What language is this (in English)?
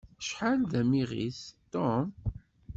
Kabyle